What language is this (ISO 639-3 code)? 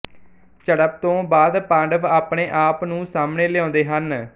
pan